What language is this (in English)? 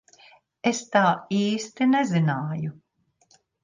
Latvian